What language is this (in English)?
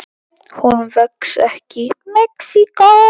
Icelandic